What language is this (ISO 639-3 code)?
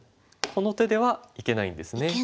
jpn